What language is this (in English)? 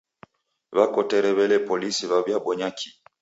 Taita